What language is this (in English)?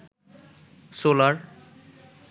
Bangla